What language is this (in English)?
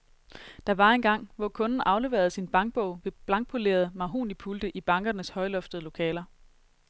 Danish